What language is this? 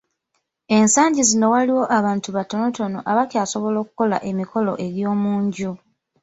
Ganda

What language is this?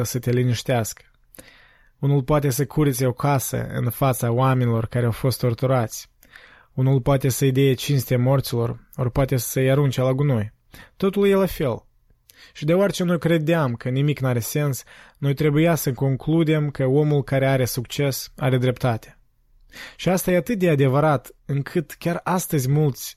Romanian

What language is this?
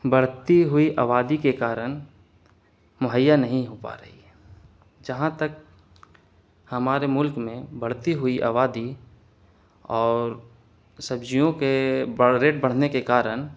Urdu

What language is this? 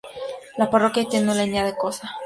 Spanish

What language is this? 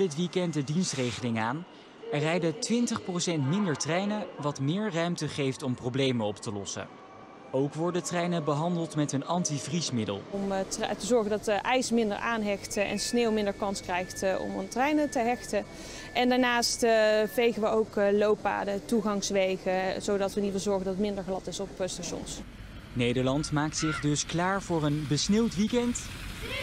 Dutch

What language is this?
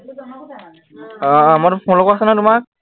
Assamese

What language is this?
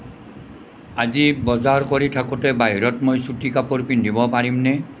Assamese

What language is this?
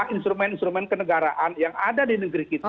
Indonesian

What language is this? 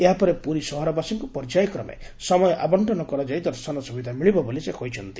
Odia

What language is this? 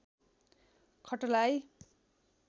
Nepali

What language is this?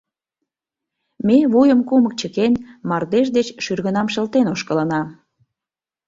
Mari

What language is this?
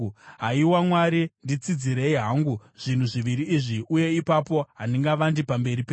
Shona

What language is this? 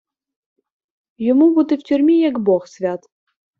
Ukrainian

